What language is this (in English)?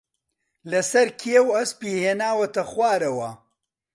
Central Kurdish